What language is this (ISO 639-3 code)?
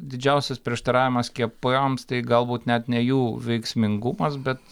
lit